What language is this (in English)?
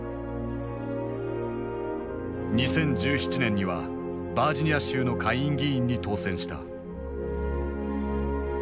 Japanese